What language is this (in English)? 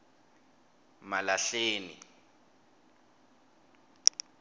Swati